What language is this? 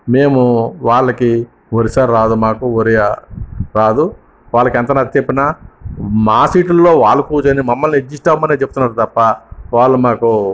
Telugu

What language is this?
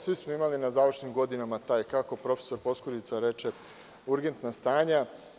Serbian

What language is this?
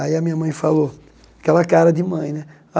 Portuguese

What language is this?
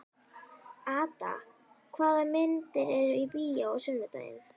Icelandic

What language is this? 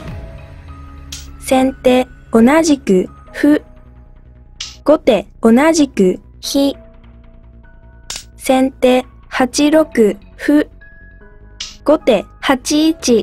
Japanese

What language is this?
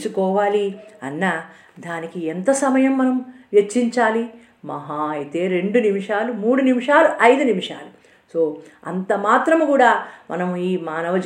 Telugu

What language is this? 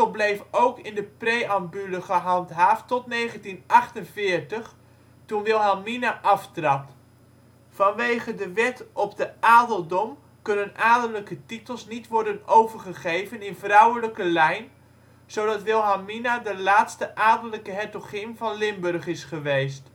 Dutch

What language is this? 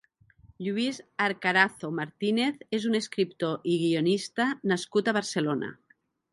Catalan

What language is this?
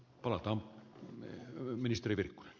Finnish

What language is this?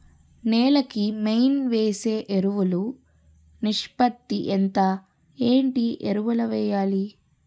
Telugu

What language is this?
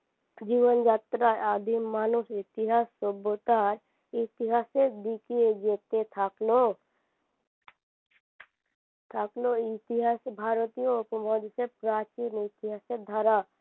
Bangla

